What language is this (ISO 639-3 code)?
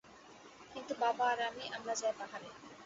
ben